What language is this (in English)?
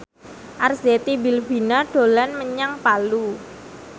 Javanese